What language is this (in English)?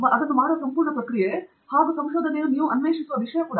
Kannada